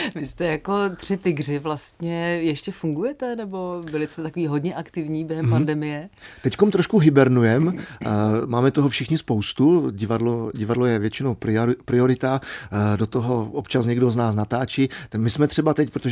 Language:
Czech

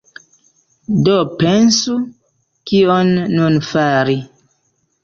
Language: Esperanto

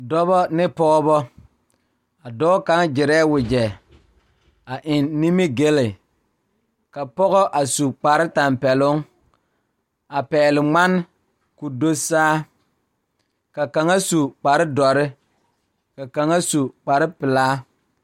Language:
Southern Dagaare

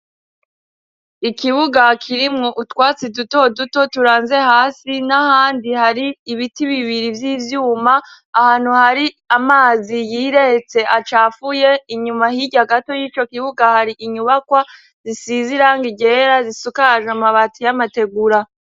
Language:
Rundi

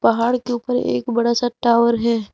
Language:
Hindi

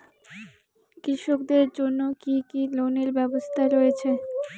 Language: Bangla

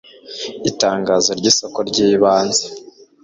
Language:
Kinyarwanda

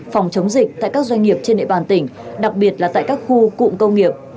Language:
Vietnamese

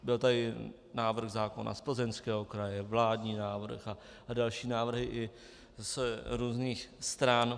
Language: Czech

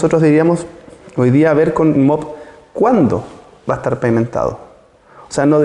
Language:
Spanish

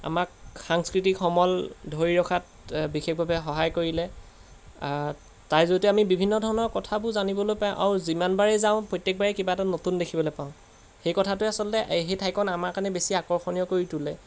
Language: Assamese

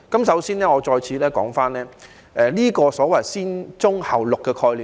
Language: Cantonese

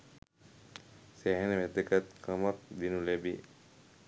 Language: Sinhala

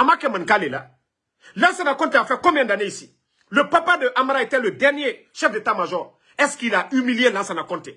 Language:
French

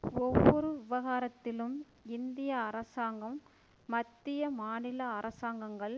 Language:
Tamil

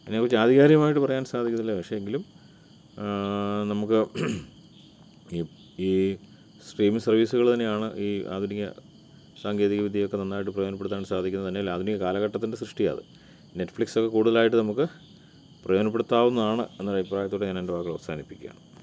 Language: Malayalam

